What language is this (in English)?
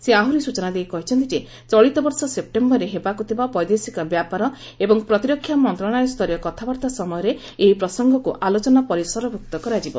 Odia